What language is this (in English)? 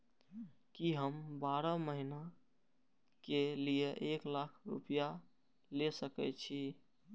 Maithili